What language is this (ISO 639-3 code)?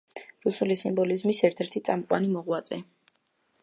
kat